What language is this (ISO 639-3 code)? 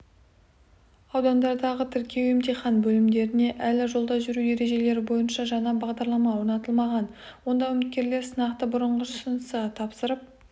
kaz